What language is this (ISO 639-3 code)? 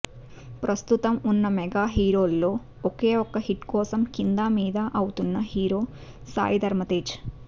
tel